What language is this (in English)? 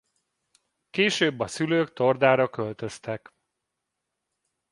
Hungarian